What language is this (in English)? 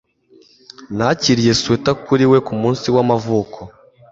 Kinyarwanda